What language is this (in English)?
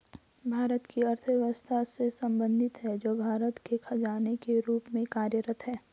Hindi